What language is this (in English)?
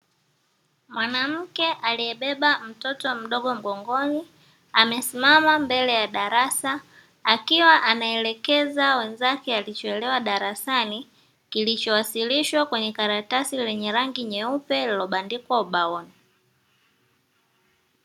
Swahili